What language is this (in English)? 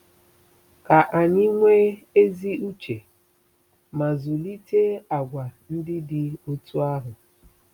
Igbo